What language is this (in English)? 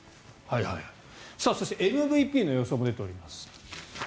Japanese